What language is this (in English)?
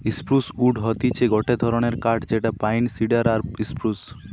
Bangla